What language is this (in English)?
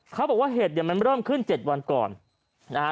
Thai